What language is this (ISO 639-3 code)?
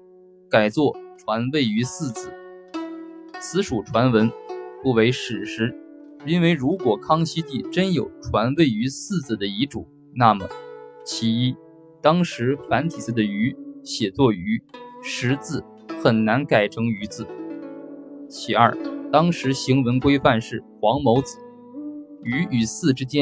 zho